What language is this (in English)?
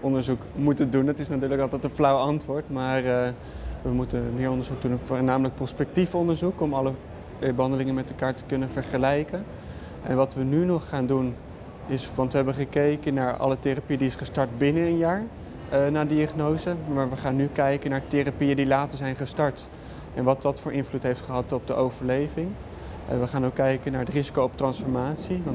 Dutch